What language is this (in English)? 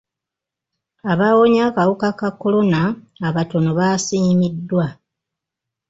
Ganda